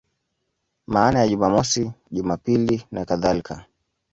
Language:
Swahili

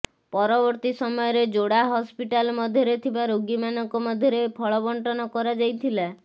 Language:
Odia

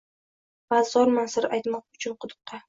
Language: Uzbek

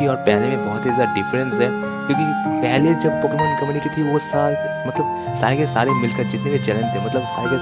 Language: Hindi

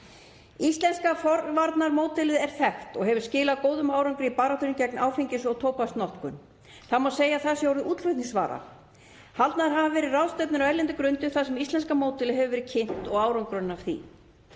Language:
Icelandic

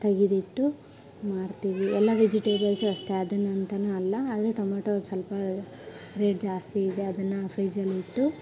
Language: Kannada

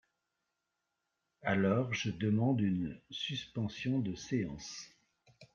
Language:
French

